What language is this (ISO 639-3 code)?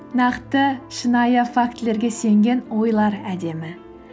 kaz